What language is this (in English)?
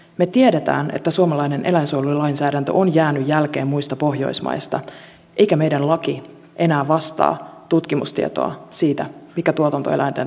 Finnish